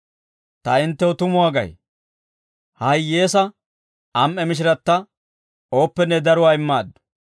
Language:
Dawro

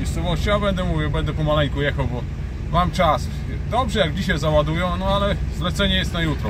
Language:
Polish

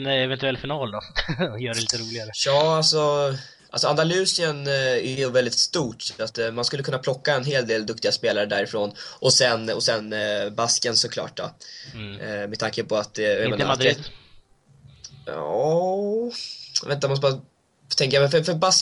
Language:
Swedish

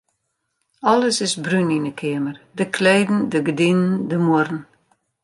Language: Western Frisian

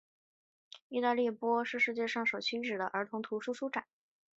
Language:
Chinese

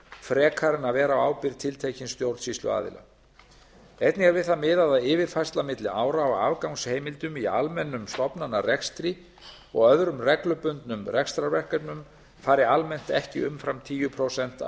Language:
Icelandic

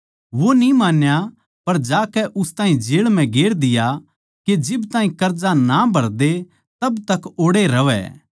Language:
Haryanvi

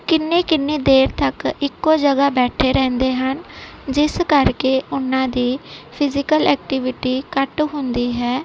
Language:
Punjabi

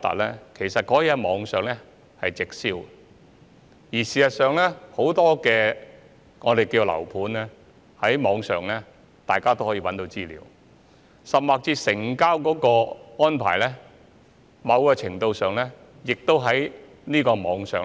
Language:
Cantonese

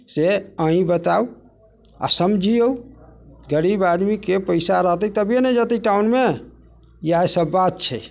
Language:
Maithili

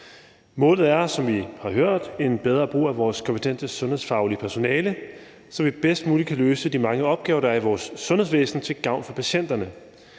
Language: Danish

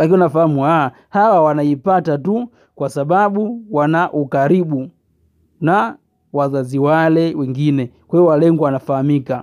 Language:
Swahili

